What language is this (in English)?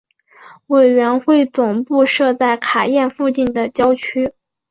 Chinese